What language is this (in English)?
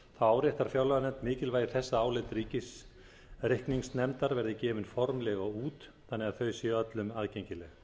Icelandic